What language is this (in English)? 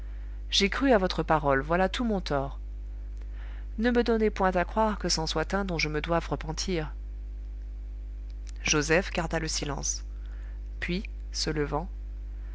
French